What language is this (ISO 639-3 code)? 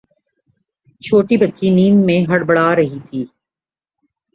urd